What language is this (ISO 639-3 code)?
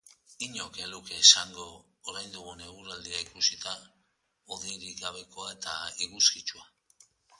eus